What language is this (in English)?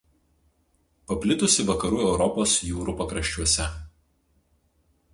Lithuanian